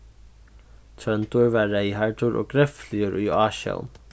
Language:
Faroese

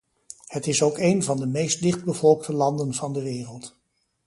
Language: Dutch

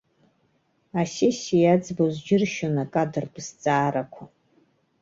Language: Abkhazian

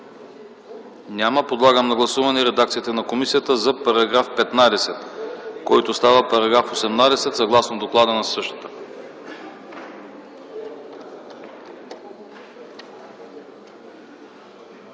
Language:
Bulgarian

